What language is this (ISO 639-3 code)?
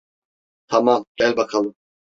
tur